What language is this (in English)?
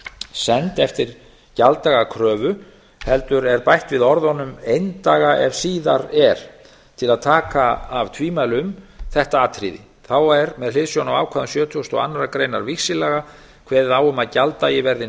Icelandic